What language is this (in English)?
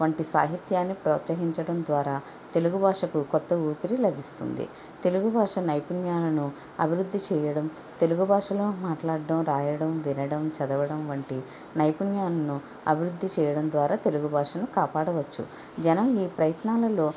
Telugu